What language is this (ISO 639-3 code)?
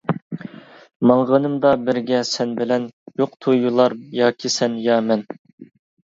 uig